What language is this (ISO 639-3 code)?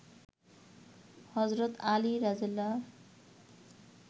ben